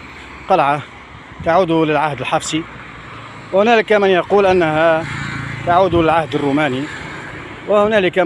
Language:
Arabic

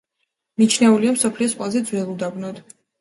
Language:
Georgian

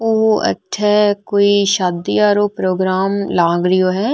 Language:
Marwari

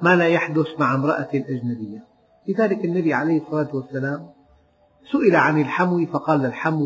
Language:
Arabic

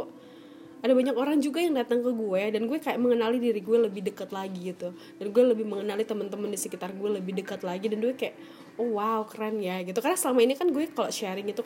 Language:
Indonesian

